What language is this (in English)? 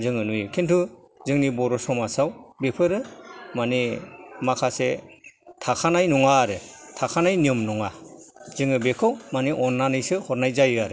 Bodo